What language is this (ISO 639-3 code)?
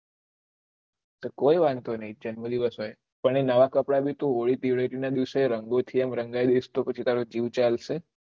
guj